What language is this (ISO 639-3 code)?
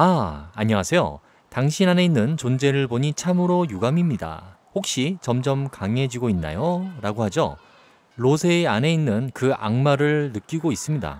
kor